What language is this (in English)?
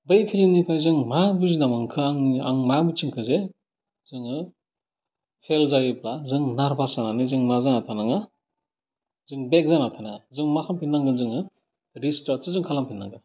Bodo